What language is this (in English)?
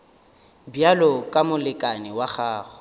Northern Sotho